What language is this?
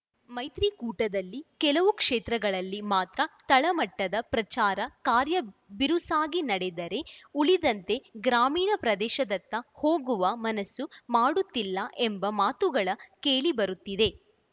Kannada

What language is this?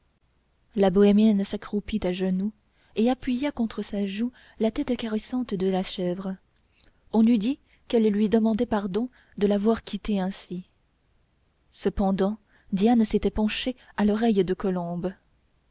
French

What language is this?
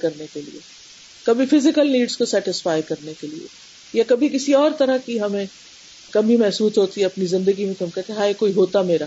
Urdu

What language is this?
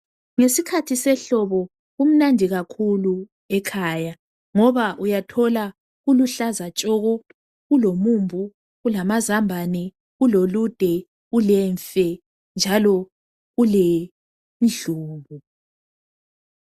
North Ndebele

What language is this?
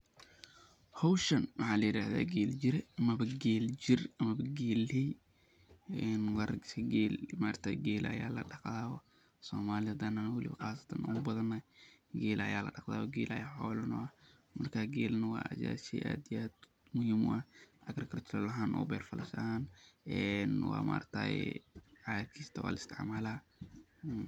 Somali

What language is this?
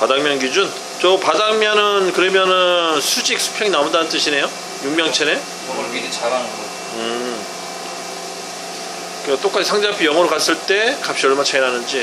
Korean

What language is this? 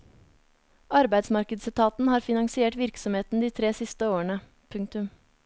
Norwegian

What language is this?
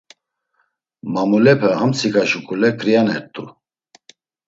Laz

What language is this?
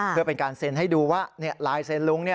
Thai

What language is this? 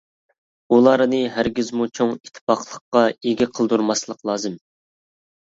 Uyghur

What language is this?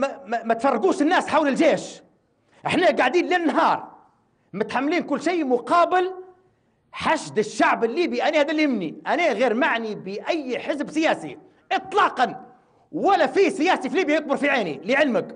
Arabic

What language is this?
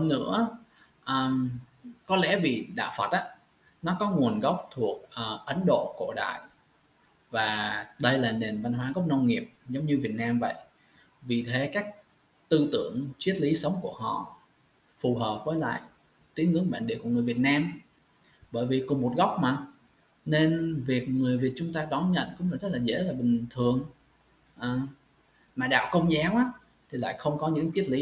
Vietnamese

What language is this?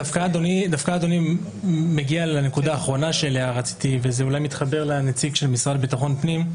Hebrew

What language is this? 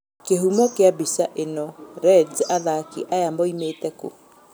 Kikuyu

